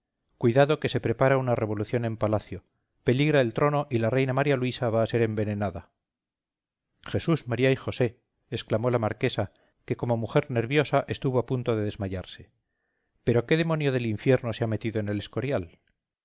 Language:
Spanish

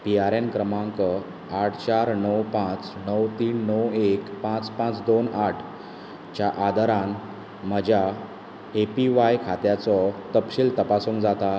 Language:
Konkani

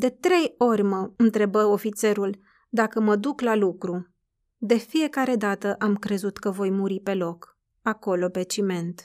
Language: Romanian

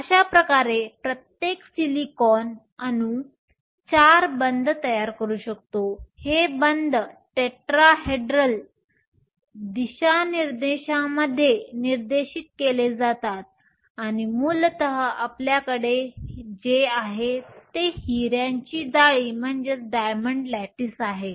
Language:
Marathi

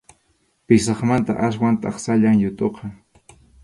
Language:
Arequipa-La Unión Quechua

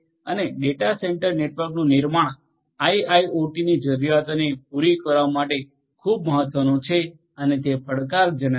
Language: Gujarati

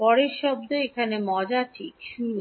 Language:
Bangla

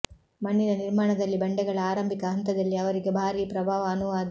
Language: Kannada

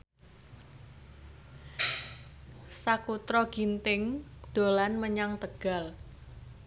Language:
Javanese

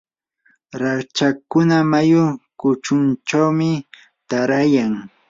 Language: Yanahuanca Pasco Quechua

